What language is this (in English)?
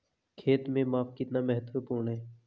Hindi